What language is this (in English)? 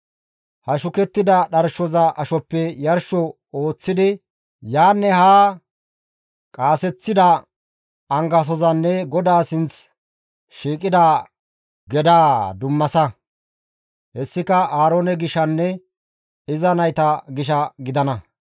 Gamo